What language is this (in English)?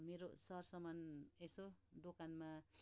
Nepali